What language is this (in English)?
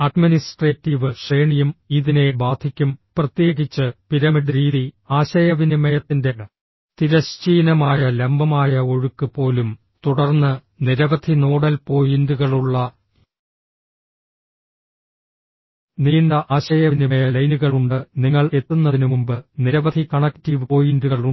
Malayalam